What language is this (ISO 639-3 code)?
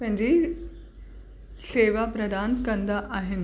snd